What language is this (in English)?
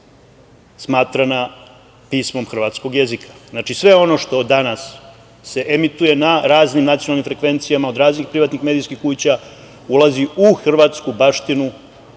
Serbian